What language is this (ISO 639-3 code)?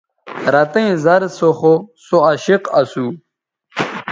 btv